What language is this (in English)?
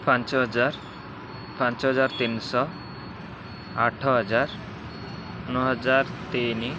Odia